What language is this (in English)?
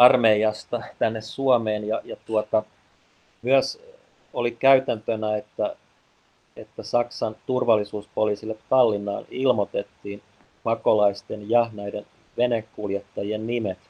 Finnish